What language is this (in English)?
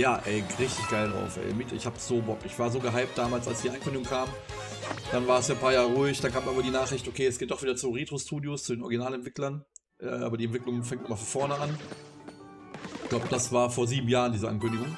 German